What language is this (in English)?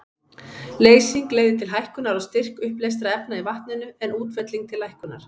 Icelandic